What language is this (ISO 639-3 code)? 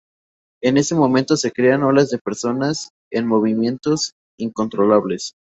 spa